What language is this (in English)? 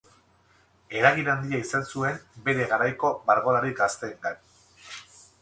Basque